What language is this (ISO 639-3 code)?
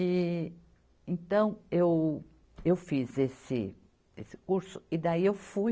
por